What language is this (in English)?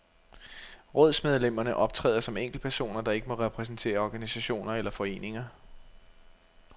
Danish